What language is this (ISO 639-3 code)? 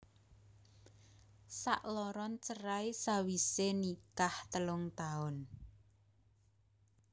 jav